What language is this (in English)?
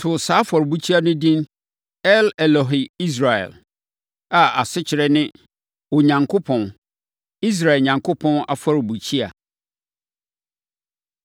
Akan